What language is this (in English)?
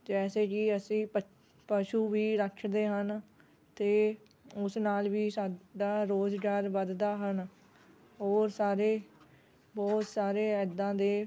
Punjabi